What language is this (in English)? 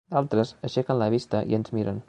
Catalan